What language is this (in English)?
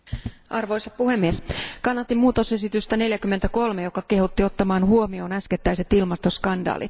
Finnish